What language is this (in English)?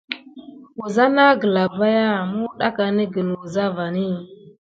Gidar